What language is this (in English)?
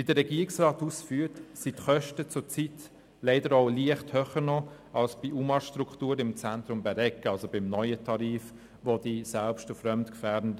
Swiss German